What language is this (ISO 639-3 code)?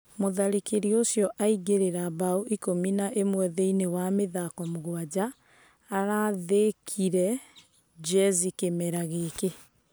kik